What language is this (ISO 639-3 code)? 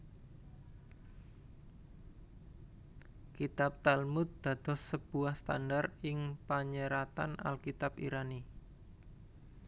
jav